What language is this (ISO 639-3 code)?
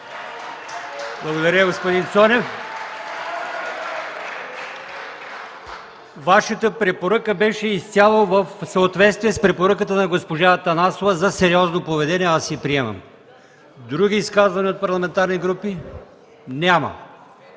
bul